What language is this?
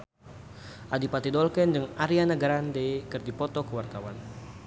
Sundanese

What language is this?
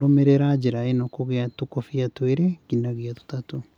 Kikuyu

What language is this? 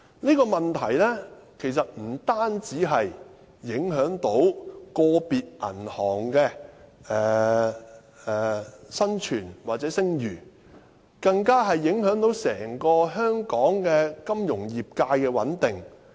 Cantonese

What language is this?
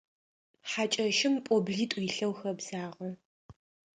Adyghe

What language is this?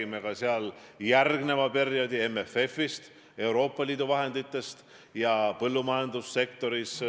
Estonian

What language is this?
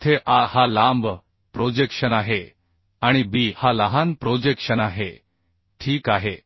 Marathi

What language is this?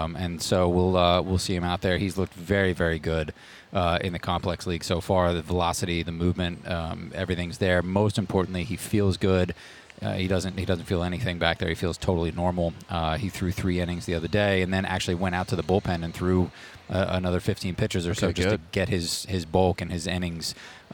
English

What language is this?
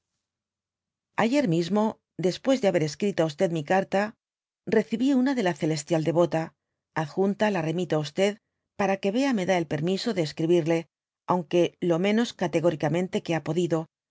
Spanish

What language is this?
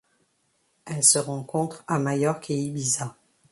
French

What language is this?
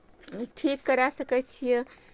Maithili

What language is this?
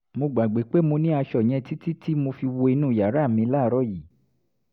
Yoruba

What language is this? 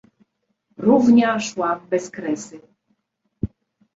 Polish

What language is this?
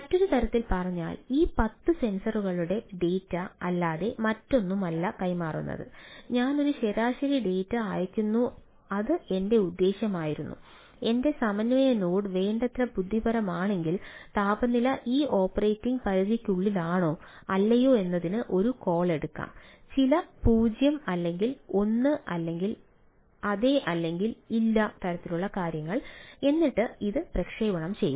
Malayalam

